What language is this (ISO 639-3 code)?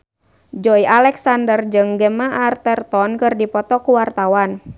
sun